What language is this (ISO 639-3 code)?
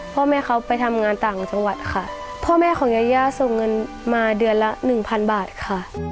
tha